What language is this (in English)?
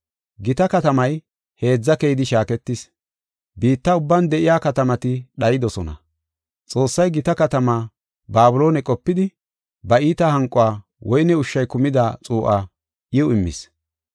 Gofa